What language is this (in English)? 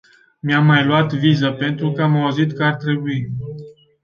Romanian